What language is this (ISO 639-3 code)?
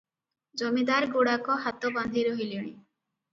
ori